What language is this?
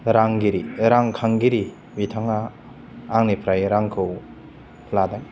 Bodo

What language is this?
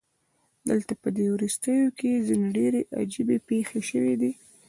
Pashto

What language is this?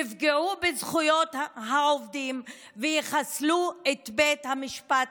Hebrew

